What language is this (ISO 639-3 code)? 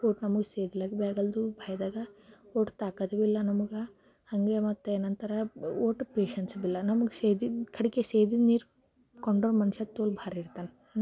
kan